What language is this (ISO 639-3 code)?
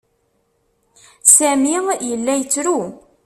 kab